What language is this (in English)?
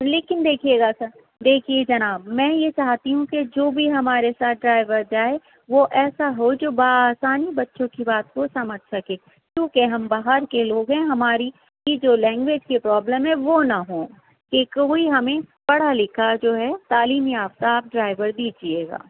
Urdu